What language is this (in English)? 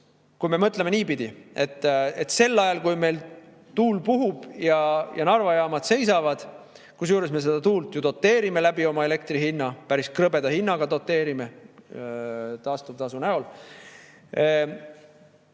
Estonian